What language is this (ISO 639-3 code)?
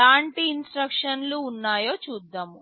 tel